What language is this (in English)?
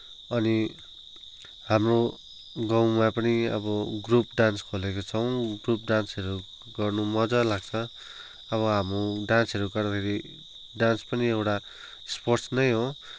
Nepali